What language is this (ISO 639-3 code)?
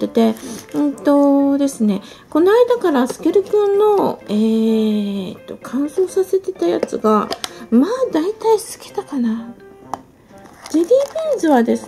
jpn